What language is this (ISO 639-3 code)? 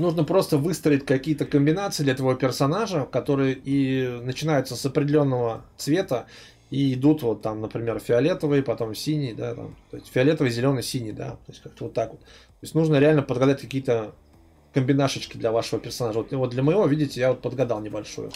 rus